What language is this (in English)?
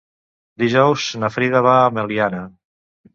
Catalan